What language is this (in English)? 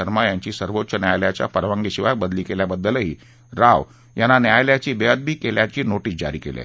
Marathi